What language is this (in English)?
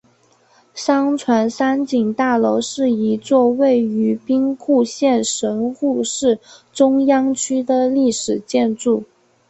Chinese